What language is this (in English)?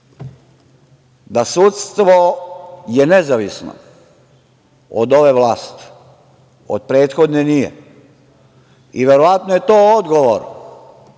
Serbian